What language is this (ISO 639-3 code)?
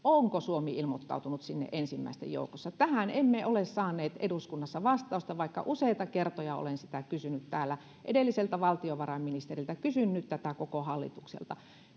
fin